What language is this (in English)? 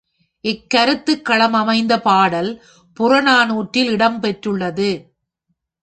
Tamil